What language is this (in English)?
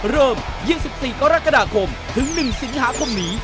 Thai